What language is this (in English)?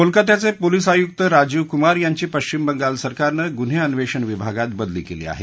Marathi